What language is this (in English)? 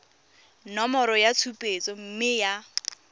Tswana